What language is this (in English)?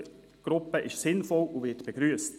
Swiss German